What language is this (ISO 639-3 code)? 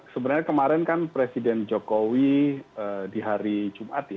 ind